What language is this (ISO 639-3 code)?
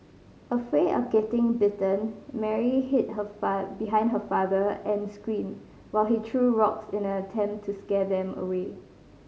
eng